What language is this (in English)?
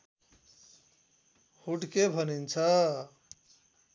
Nepali